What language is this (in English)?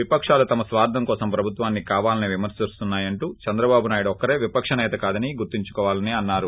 Telugu